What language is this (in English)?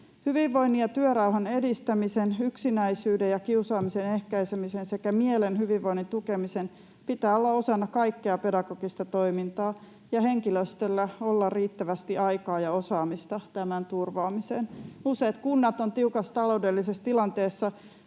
Finnish